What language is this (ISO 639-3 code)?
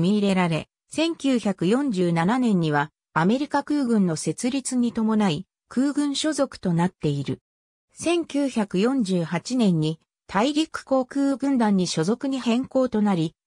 jpn